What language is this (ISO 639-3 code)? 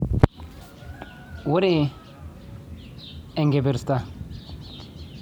mas